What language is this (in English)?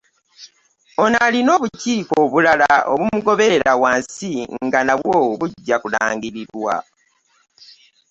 Ganda